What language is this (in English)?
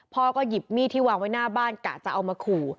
Thai